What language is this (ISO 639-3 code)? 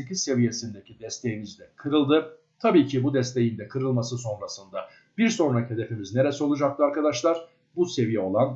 tur